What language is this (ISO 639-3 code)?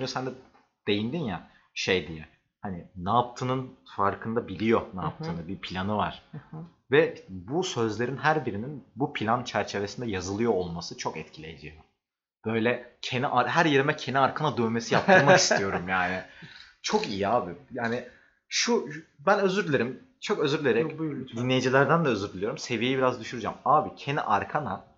tur